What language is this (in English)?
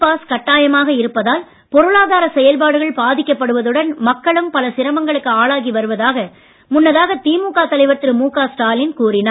Tamil